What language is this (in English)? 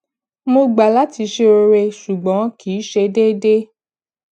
Yoruba